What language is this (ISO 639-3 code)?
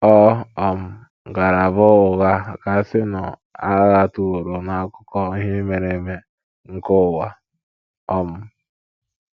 ibo